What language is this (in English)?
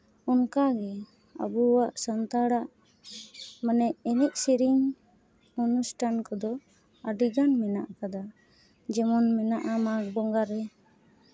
Santali